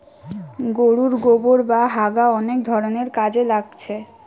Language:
Bangla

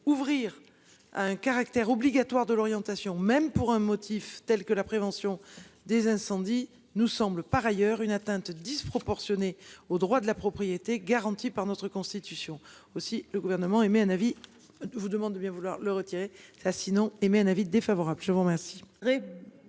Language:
French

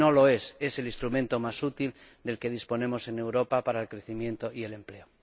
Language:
Spanish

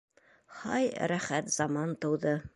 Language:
Bashkir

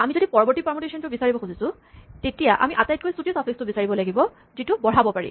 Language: Assamese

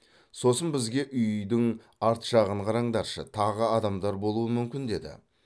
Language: Kazakh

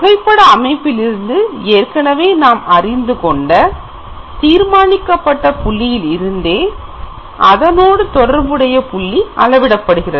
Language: Tamil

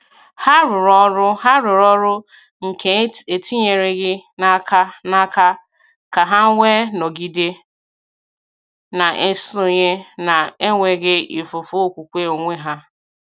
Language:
Igbo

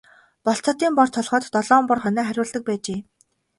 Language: Mongolian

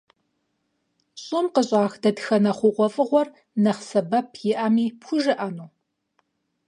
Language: Kabardian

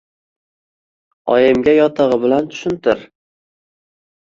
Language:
Uzbek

